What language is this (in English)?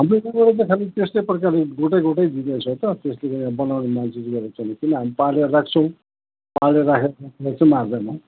Nepali